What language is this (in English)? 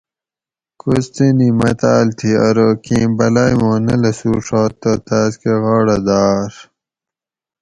Gawri